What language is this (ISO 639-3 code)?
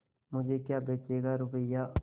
hin